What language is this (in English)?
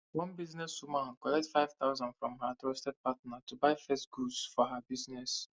Nigerian Pidgin